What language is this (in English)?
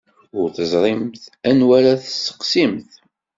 Kabyle